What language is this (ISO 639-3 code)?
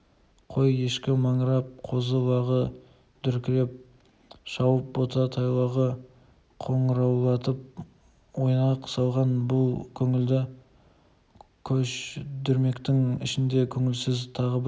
kaz